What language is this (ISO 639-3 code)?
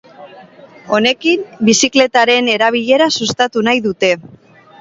eus